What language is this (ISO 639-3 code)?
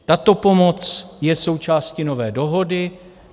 ces